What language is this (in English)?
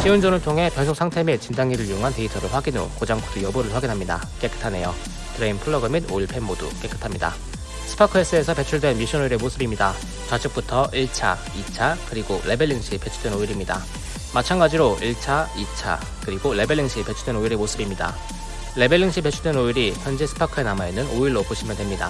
Korean